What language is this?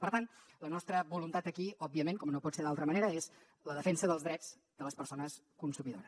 Catalan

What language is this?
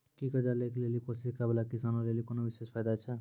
Maithili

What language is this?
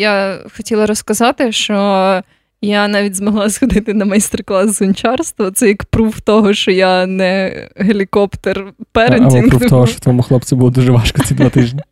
Ukrainian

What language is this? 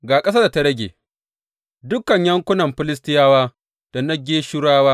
Hausa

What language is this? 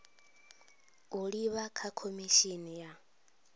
Venda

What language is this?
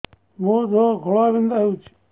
Odia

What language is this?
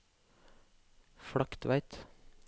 Norwegian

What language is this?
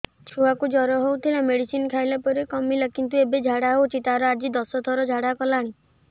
Odia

